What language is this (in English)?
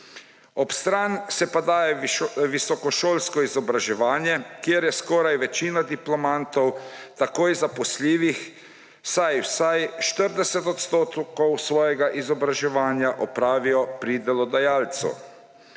Slovenian